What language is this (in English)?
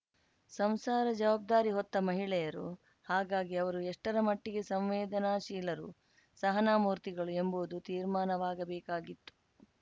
Kannada